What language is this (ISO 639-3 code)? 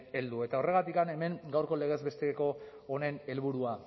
eus